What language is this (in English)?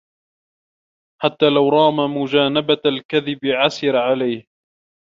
Arabic